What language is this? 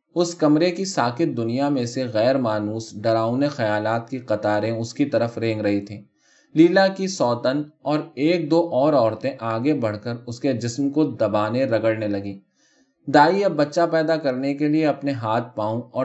Urdu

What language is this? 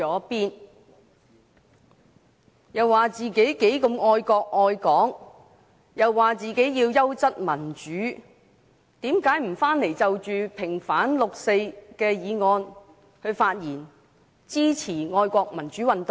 Cantonese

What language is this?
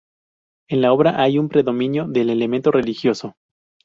Spanish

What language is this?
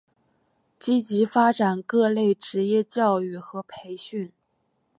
Chinese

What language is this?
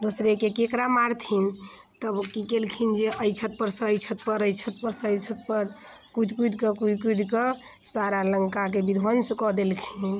Maithili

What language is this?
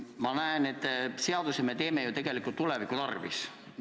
Estonian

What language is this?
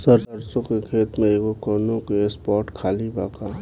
Bhojpuri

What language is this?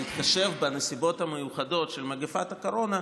Hebrew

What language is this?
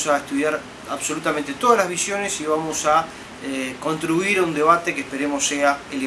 Spanish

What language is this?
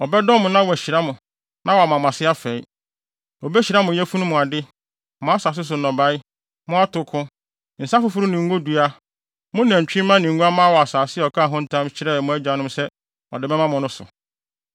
Akan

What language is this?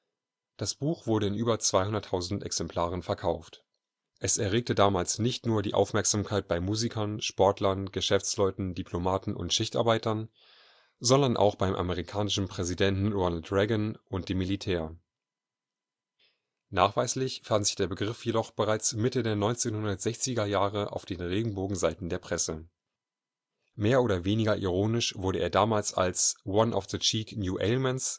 German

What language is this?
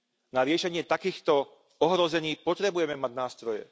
Slovak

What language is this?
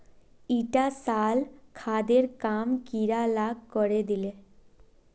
Magahi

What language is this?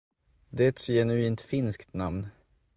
Swedish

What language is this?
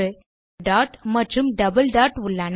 Tamil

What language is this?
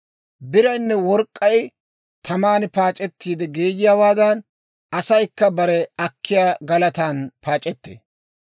Dawro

